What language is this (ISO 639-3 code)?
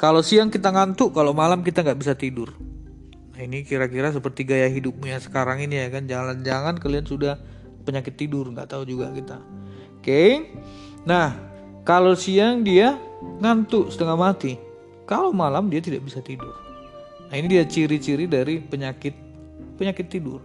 ind